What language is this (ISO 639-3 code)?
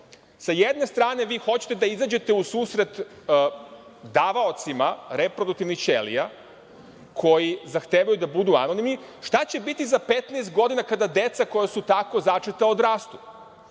srp